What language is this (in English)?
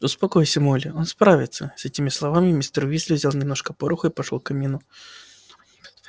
Russian